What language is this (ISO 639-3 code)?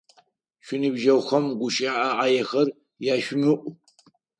ady